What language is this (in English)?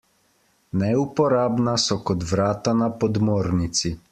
Slovenian